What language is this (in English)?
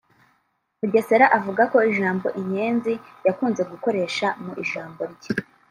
Kinyarwanda